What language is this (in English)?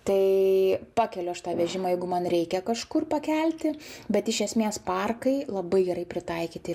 Lithuanian